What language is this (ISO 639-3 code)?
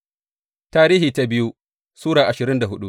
hau